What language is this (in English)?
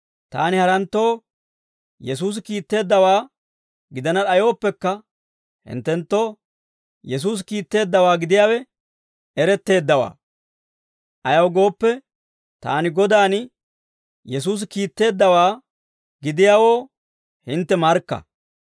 Dawro